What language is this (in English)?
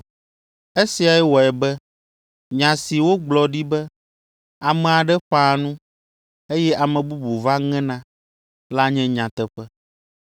Ewe